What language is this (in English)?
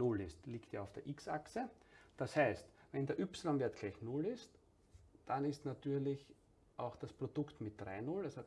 German